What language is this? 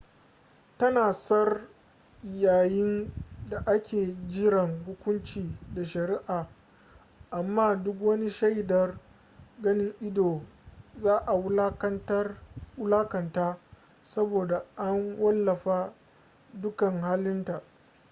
Hausa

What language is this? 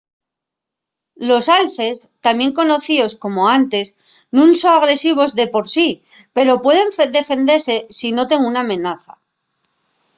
Asturian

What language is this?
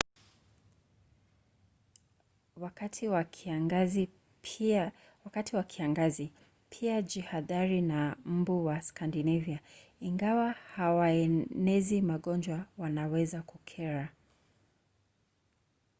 Swahili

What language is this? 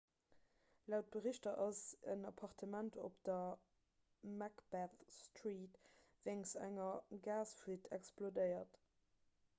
Luxembourgish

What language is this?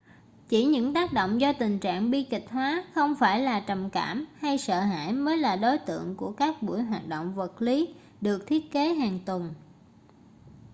Vietnamese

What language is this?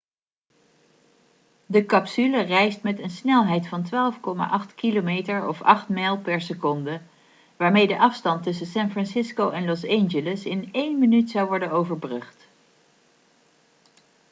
Dutch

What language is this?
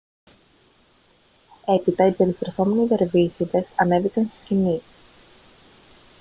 Greek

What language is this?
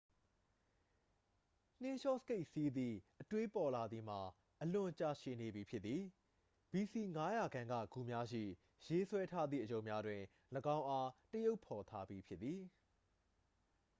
Burmese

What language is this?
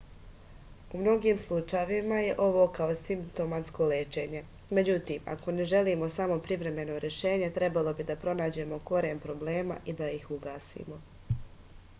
Serbian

